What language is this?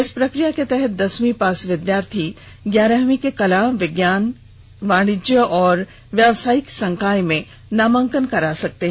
Hindi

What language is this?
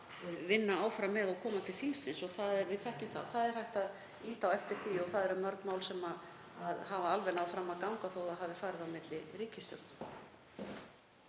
Icelandic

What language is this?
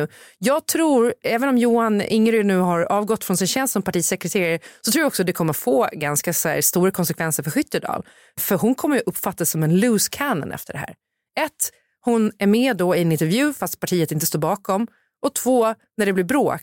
Swedish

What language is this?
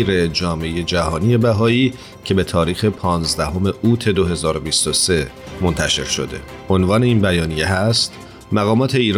Persian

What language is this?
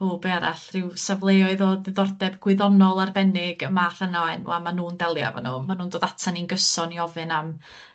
Welsh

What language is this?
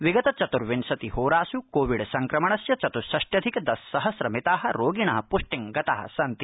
Sanskrit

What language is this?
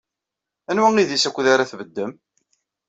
Kabyle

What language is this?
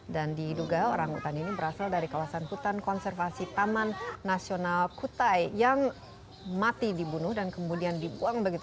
Indonesian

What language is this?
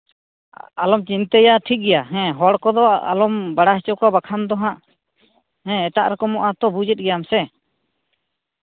Santali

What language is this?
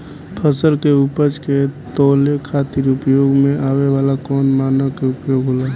Bhojpuri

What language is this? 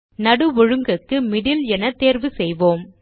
Tamil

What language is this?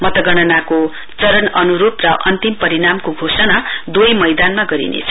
Nepali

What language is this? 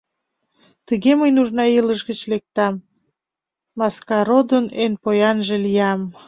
Mari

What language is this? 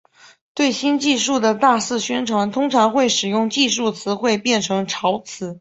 Chinese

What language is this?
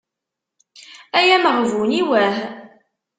Kabyle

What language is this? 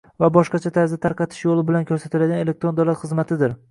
Uzbek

